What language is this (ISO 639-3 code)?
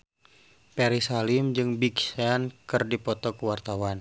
sun